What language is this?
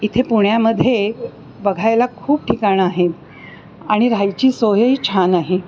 Marathi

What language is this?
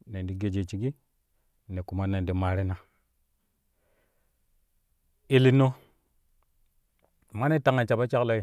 Kushi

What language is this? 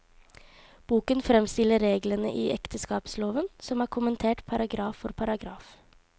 Norwegian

